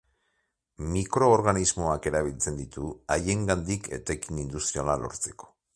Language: Basque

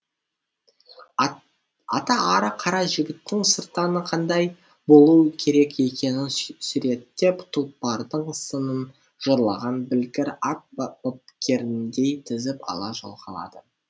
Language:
Kazakh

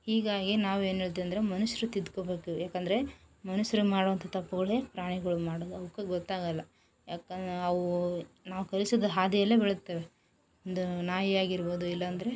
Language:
Kannada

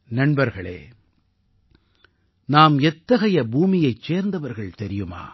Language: Tamil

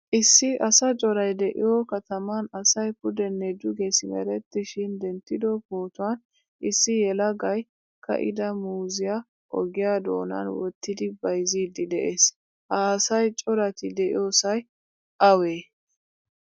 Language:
Wolaytta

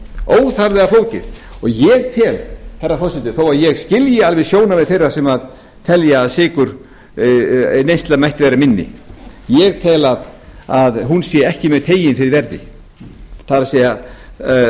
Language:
Icelandic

